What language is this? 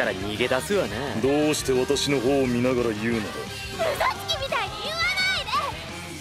Japanese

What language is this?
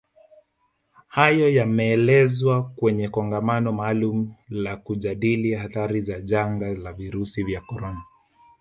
Swahili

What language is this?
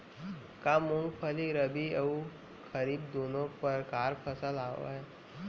Chhattisgarhi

